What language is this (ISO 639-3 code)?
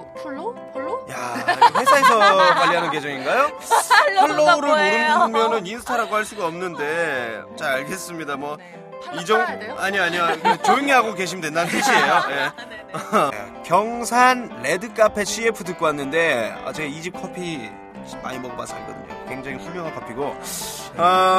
kor